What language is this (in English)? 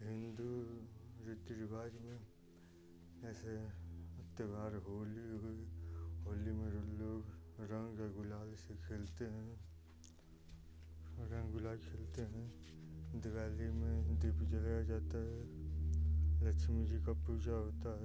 Hindi